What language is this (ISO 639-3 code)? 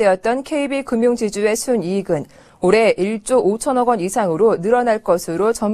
kor